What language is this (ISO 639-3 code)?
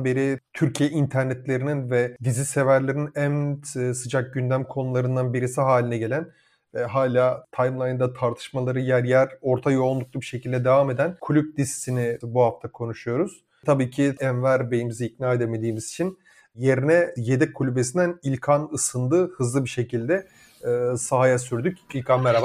tur